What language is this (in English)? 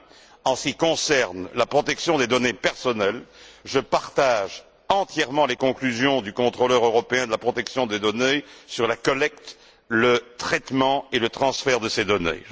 French